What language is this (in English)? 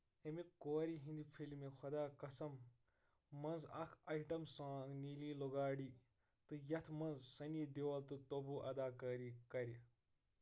Kashmiri